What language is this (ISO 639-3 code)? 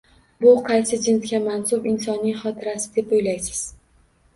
uzb